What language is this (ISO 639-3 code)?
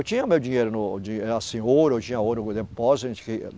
por